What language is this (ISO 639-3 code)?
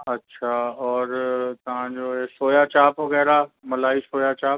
snd